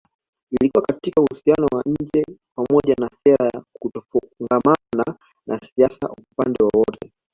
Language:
Swahili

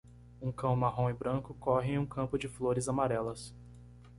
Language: Portuguese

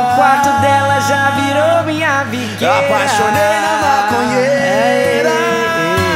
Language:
Portuguese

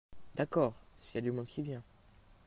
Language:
French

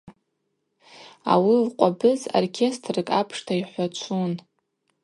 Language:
Abaza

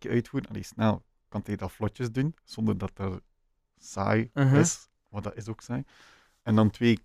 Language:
Dutch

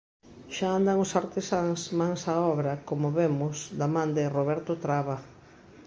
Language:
Galician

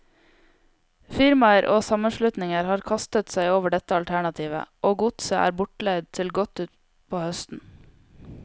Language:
Norwegian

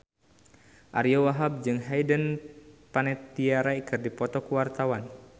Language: Sundanese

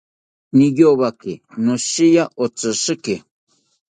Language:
South Ucayali Ashéninka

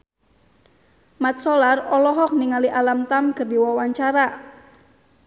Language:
Sundanese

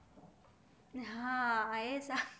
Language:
Gujarati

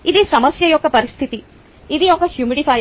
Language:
Telugu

